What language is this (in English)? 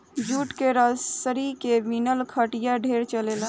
Bhojpuri